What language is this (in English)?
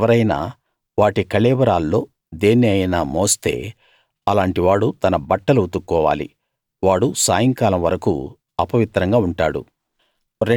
Telugu